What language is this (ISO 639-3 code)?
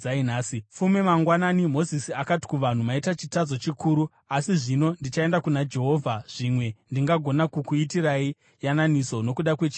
sna